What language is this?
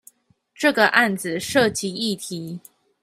Chinese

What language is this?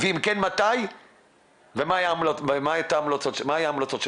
Hebrew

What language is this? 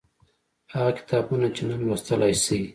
Pashto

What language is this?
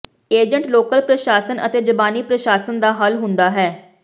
Punjabi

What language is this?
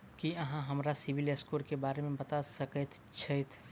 Maithili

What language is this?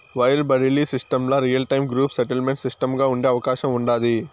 Telugu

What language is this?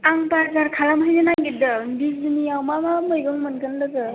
Bodo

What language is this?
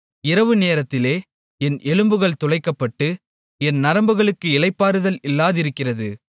Tamil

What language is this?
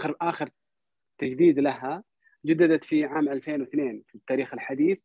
Arabic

